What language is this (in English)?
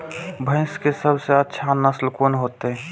Maithili